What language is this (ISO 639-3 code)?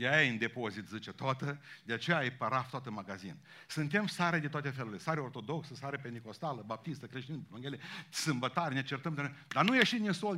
ron